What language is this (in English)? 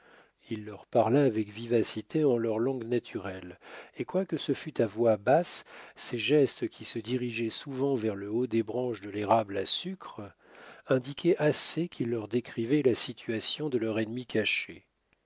French